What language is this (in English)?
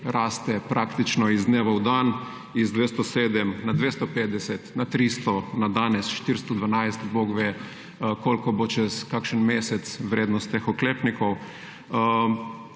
Slovenian